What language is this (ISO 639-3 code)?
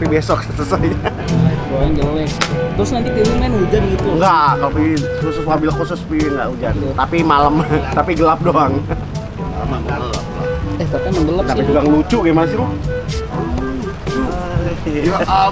ind